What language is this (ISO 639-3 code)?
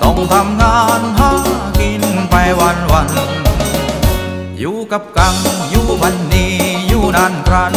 tha